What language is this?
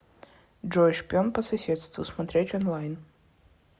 Russian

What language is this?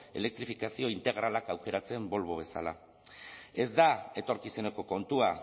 Basque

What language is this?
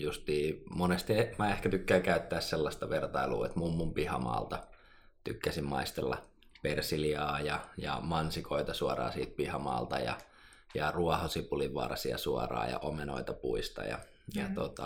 Finnish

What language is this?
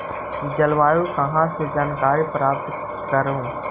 Magahi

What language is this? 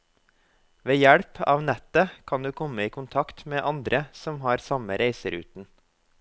Norwegian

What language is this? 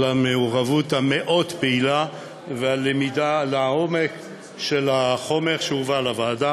Hebrew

